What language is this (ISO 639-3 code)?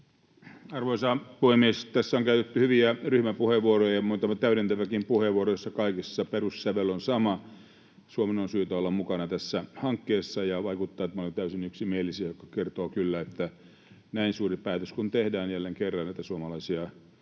fin